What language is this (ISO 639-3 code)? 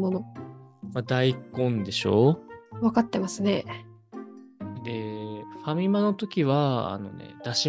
jpn